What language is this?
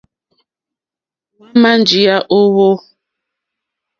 Mokpwe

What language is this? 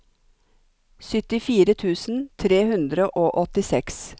Norwegian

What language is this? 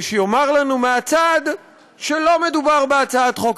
Hebrew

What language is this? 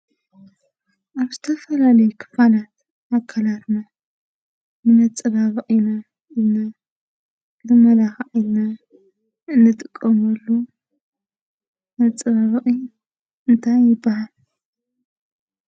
Tigrinya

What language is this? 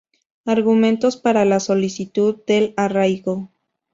Spanish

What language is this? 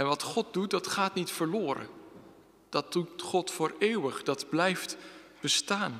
Dutch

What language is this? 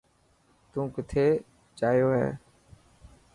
Dhatki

